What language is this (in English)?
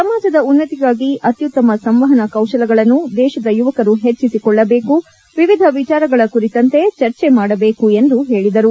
Kannada